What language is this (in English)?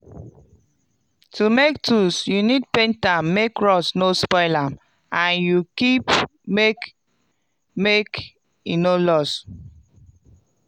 Nigerian Pidgin